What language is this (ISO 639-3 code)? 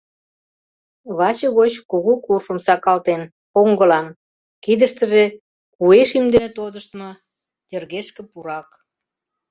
chm